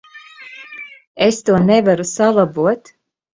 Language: Latvian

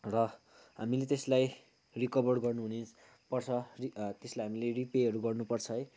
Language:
Nepali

